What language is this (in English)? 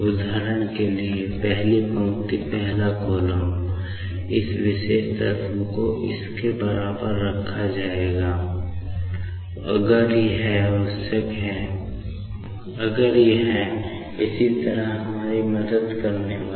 Hindi